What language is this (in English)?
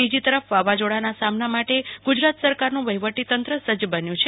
Gujarati